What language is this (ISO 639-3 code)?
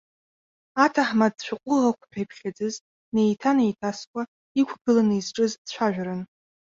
abk